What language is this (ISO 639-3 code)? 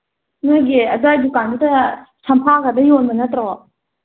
mni